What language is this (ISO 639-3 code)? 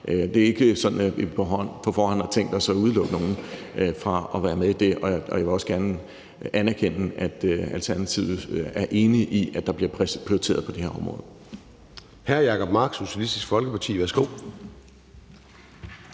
dan